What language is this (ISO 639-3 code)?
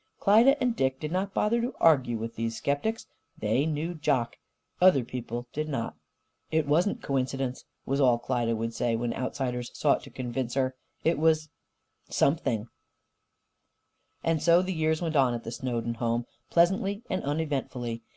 eng